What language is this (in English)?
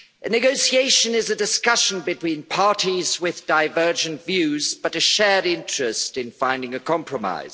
English